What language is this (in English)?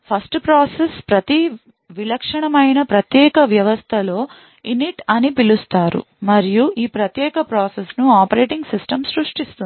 Telugu